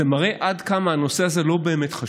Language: Hebrew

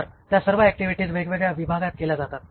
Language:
Marathi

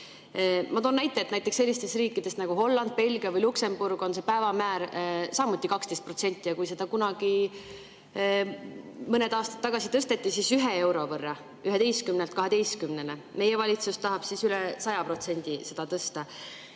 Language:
Estonian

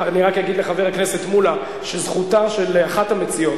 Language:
Hebrew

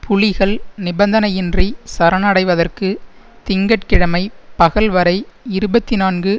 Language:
Tamil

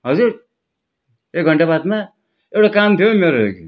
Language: Nepali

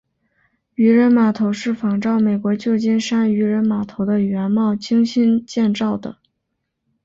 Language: Chinese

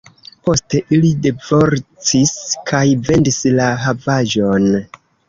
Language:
Esperanto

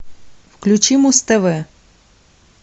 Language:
Russian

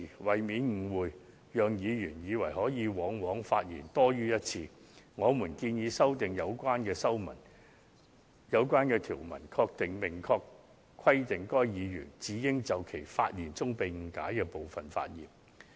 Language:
Cantonese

